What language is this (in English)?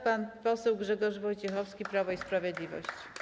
Polish